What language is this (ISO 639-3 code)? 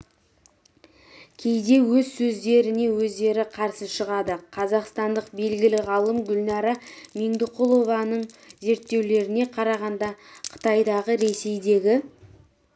kaz